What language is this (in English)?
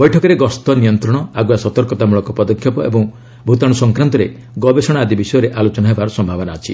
Odia